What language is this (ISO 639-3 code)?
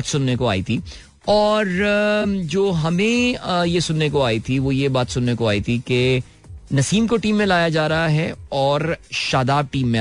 hin